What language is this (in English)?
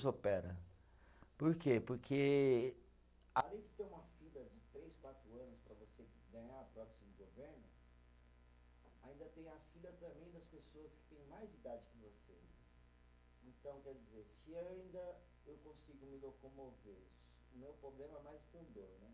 Portuguese